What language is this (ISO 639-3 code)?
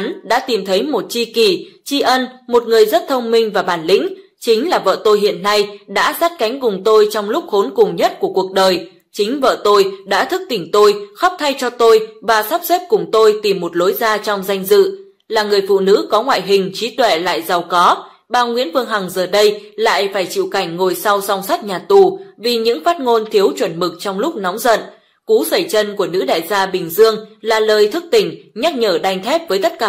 vie